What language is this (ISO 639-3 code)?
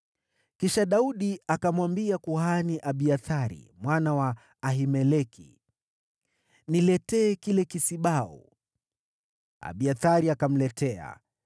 swa